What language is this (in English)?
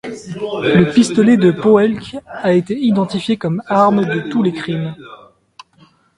French